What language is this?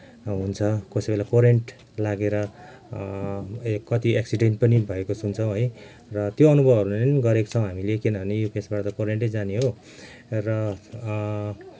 Nepali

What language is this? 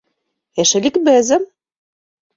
Mari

